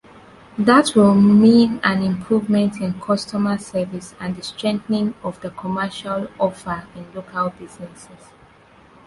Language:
English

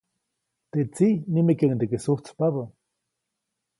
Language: Copainalá Zoque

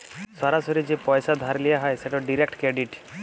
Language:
Bangla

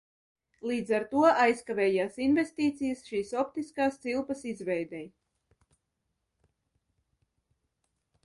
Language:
Latvian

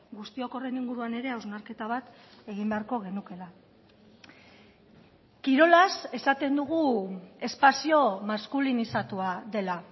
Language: Basque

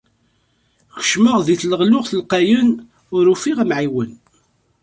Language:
Kabyle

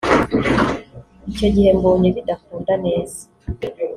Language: Kinyarwanda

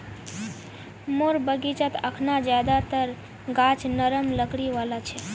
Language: Magahi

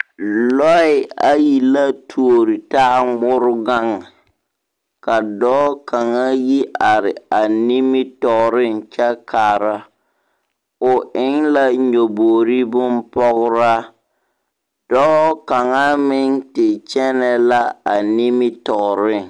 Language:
Southern Dagaare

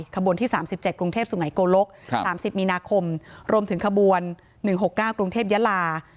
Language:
Thai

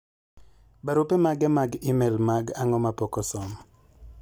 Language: Luo (Kenya and Tanzania)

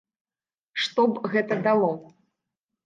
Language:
Belarusian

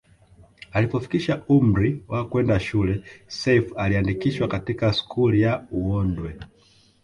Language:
Swahili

